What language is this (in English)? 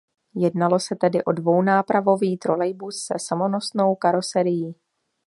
Czech